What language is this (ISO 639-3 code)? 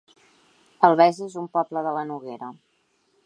cat